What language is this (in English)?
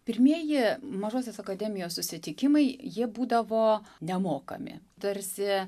Lithuanian